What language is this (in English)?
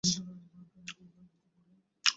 Bangla